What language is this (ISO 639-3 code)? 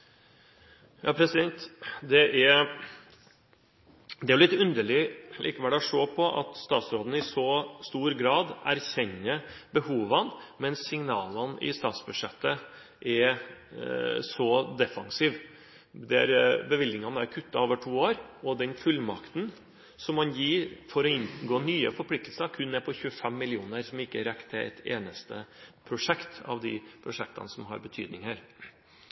nob